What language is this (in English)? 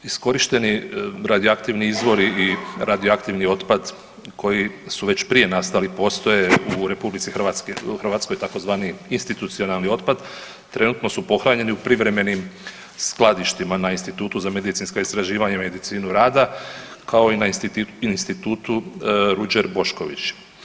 Croatian